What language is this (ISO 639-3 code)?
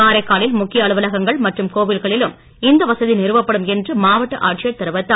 tam